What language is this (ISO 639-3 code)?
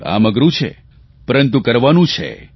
guj